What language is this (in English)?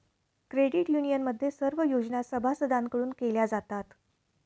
Marathi